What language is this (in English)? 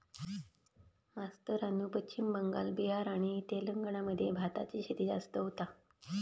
Marathi